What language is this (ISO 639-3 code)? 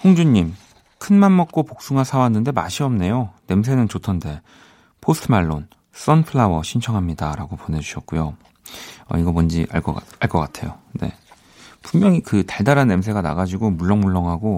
kor